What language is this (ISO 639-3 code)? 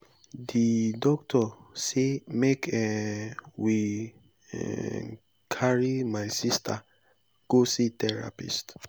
pcm